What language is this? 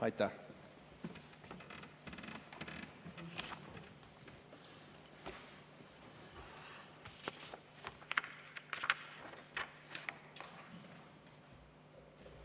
Estonian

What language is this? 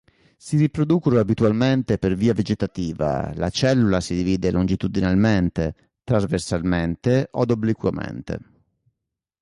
Italian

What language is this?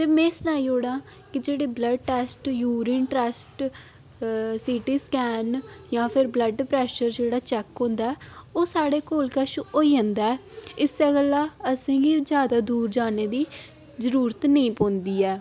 Dogri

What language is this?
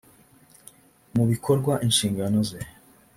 Kinyarwanda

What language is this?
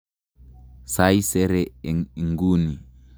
Kalenjin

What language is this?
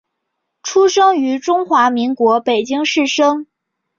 Chinese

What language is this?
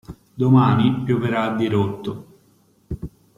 Italian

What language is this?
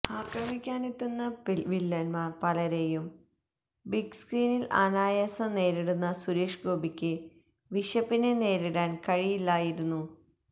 Malayalam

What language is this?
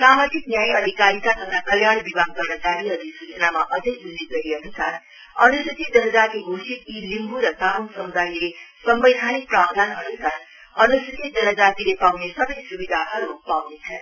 Nepali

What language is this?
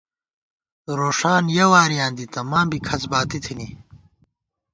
Gawar-Bati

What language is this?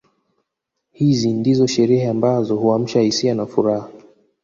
Swahili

